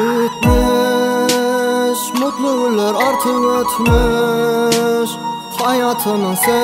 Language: French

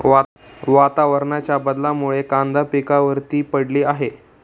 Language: Marathi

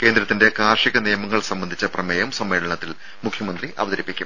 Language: Malayalam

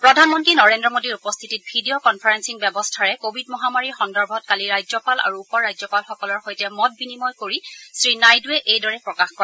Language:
Assamese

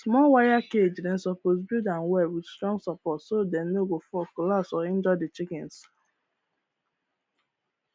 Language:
Nigerian Pidgin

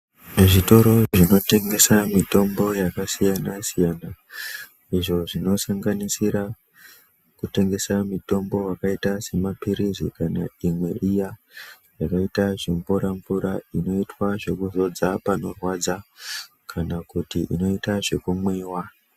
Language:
Ndau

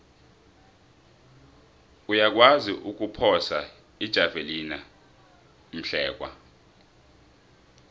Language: South Ndebele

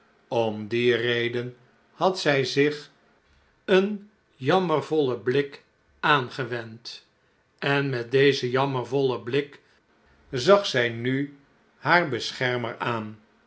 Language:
Dutch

